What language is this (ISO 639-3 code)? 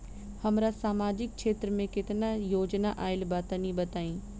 bho